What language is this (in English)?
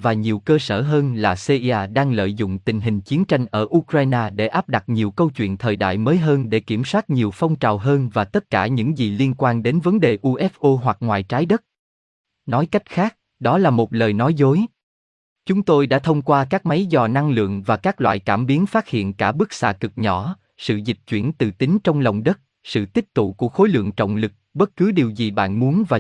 Vietnamese